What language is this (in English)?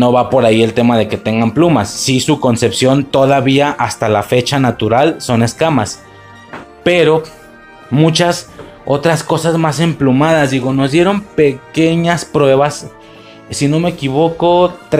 Spanish